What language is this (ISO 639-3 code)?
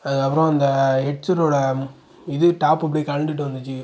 tam